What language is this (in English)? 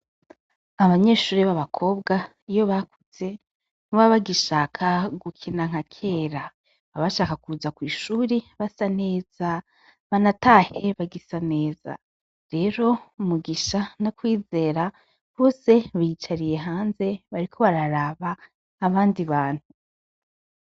Rundi